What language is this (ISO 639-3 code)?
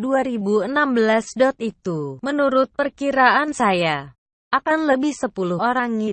ind